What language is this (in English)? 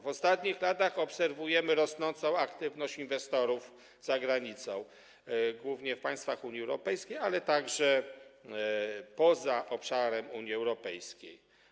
Polish